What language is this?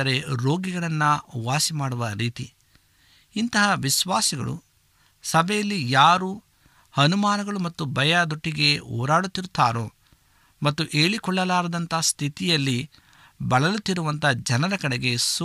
Kannada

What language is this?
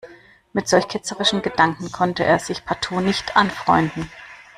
German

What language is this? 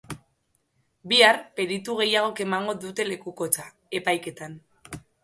Basque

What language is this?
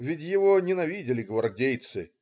Russian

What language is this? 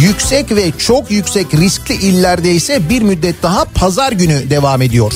Turkish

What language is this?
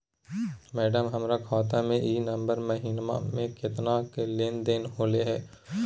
Magahi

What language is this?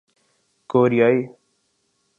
Urdu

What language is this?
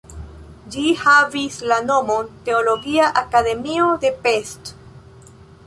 Esperanto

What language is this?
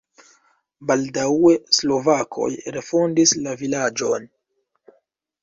Esperanto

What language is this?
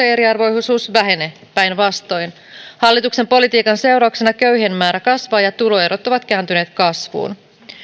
Finnish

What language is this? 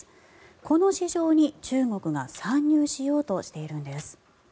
Japanese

